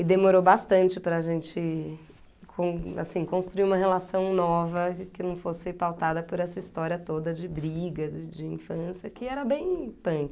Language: Portuguese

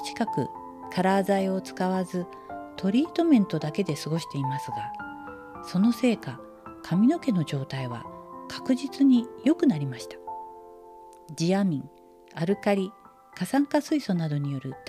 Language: Japanese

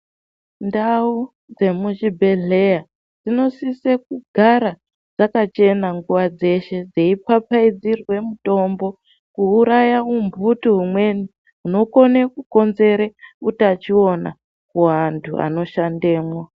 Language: Ndau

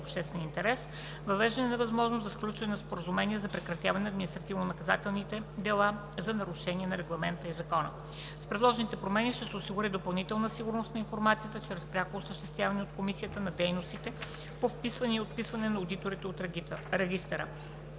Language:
Bulgarian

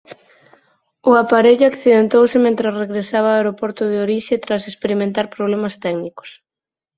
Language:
Galician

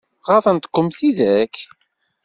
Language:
Kabyle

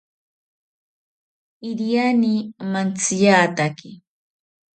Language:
South Ucayali Ashéninka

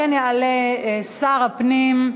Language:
Hebrew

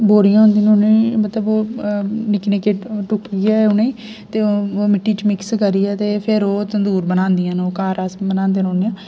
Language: Dogri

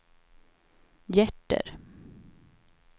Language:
Swedish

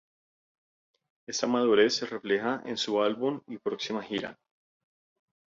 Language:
Spanish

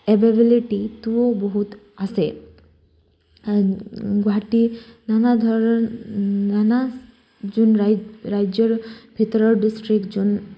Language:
Assamese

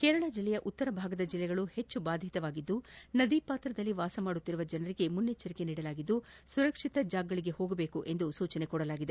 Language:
Kannada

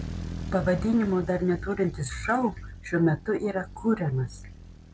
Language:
Lithuanian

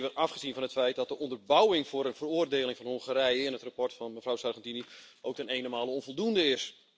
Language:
Dutch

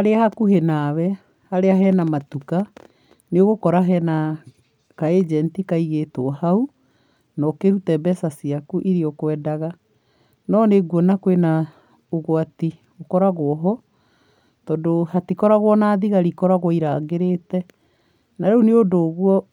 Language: Kikuyu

